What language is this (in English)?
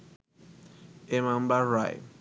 Bangla